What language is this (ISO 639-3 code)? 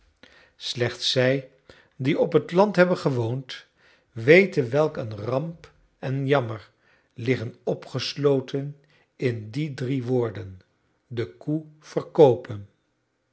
nld